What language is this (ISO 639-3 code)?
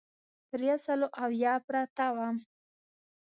pus